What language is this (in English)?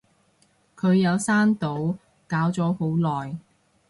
Cantonese